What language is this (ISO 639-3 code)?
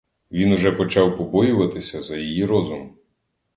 ukr